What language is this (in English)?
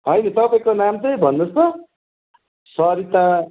Nepali